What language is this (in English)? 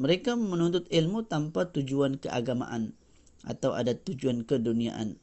Malay